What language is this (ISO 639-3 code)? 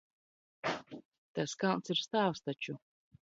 lav